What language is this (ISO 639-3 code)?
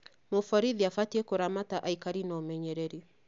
kik